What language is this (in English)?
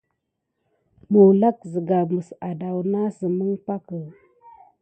Gidar